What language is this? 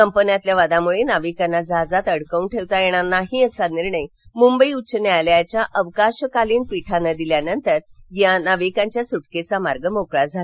Marathi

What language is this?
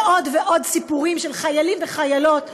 Hebrew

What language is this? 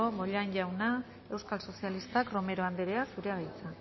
Basque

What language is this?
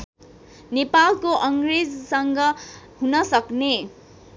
Nepali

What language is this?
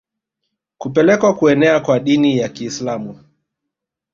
Swahili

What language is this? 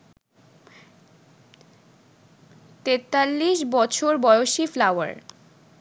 Bangla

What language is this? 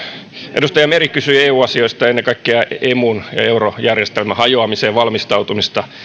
Finnish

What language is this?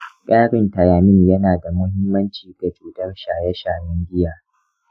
Hausa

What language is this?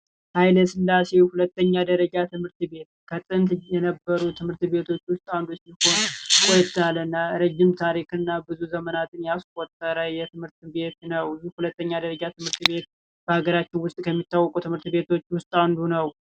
Amharic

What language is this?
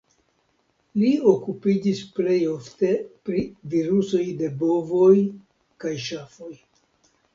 Esperanto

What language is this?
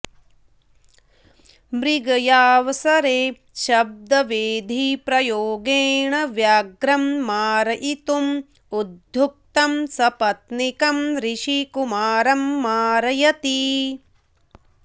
Sanskrit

